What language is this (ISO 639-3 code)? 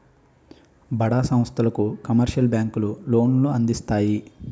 tel